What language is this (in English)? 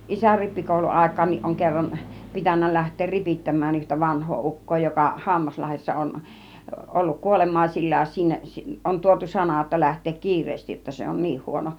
Finnish